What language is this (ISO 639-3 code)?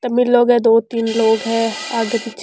raj